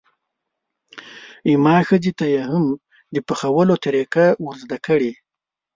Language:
Pashto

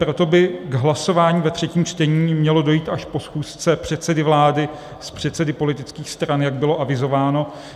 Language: Czech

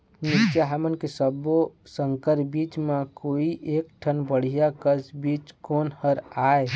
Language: Chhattisgarhi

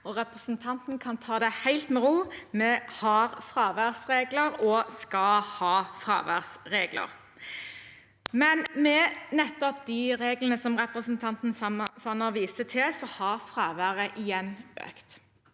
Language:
Norwegian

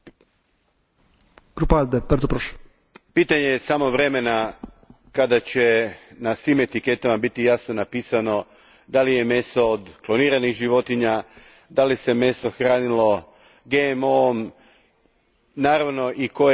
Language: Croatian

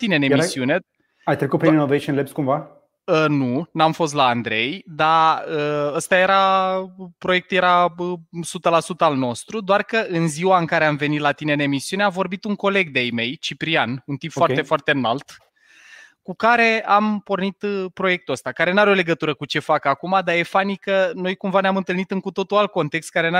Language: Romanian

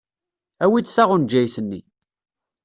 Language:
Kabyle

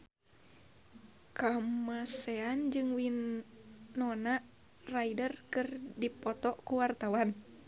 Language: Sundanese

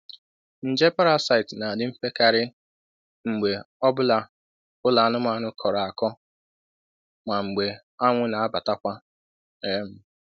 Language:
Igbo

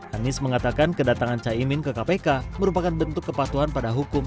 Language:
Indonesian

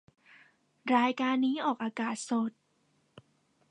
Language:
Thai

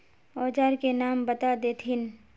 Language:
Magahi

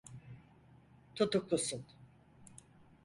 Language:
Turkish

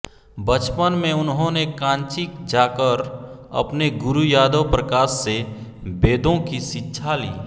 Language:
Hindi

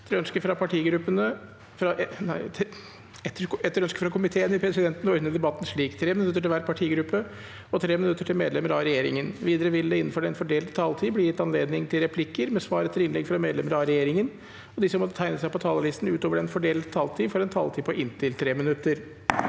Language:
Norwegian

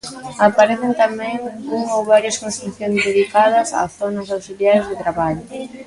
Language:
Galician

